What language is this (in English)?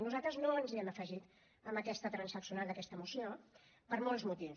Catalan